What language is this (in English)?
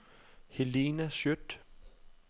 Danish